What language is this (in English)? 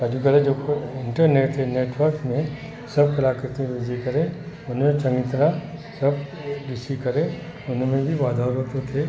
Sindhi